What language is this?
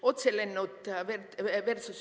Estonian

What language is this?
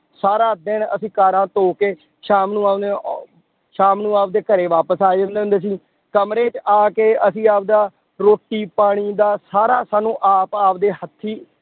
Punjabi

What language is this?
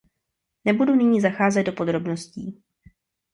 Czech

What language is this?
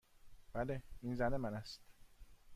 Persian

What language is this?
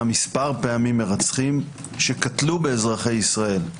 Hebrew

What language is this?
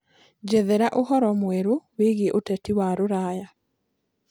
Kikuyu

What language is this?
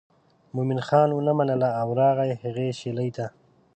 Pashto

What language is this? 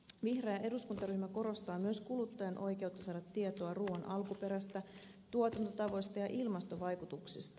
Finnish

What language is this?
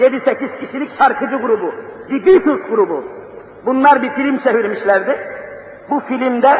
Turkish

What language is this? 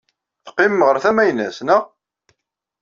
Kabyle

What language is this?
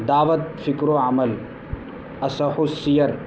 Urdu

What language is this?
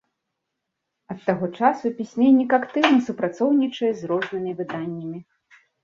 Belarusian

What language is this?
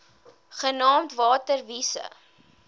Afrikaans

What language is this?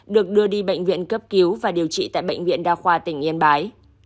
Vietnamese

